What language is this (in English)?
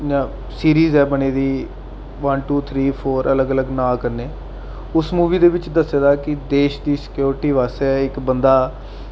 Dogri